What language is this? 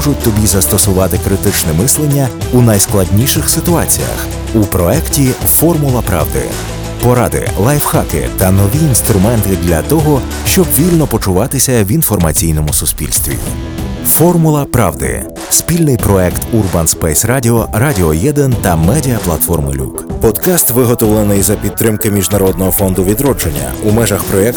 Ukrainian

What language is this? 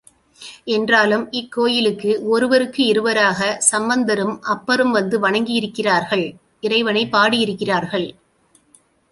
Tamil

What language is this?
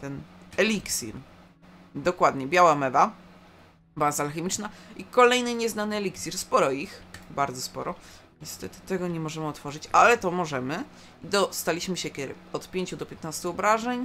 Polish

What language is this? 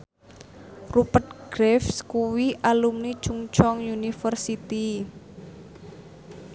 Javanese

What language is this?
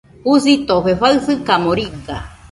Nüpode Huitoto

